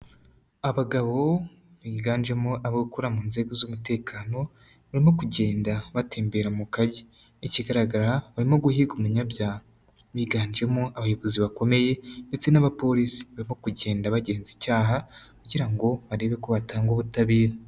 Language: Kinyarwanda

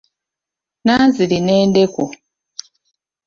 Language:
Ganda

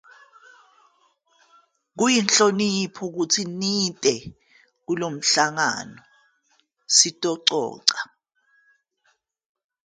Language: Zulu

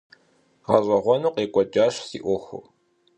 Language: Kabardian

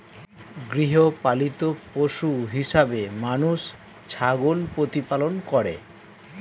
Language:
Bangla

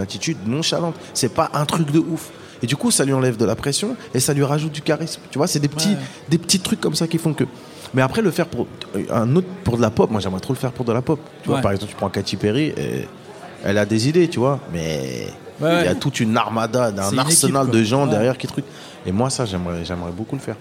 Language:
French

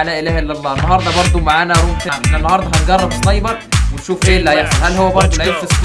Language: Arabic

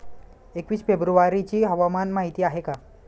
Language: Marathi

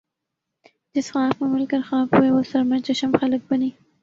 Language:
Urdu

